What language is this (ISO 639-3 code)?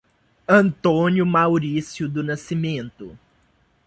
por